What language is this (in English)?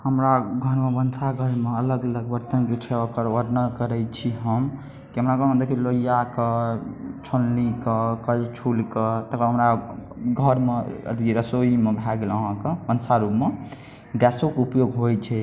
Maithili